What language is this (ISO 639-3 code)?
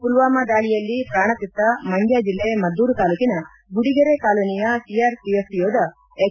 kan